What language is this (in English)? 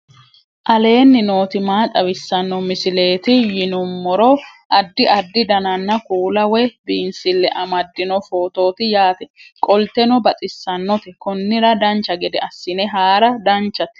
Sidamo